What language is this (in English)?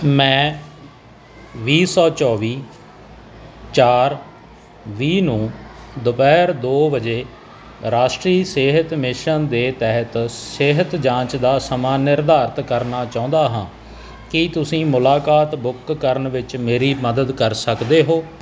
Punjabi